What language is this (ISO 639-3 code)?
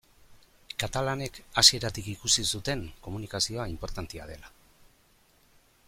eus